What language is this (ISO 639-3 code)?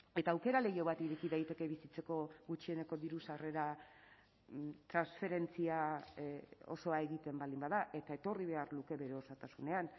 eus